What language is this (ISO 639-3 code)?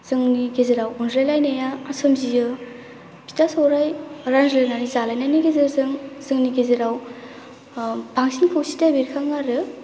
brx